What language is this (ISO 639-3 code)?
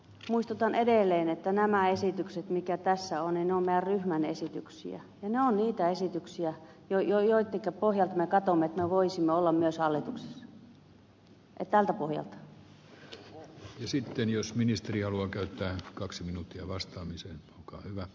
fin